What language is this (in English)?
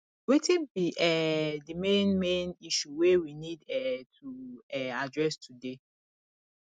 Nigerian Pidgin